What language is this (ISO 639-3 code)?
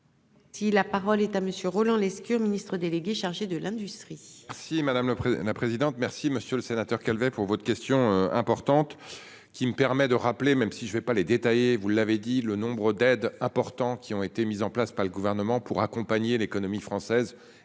fra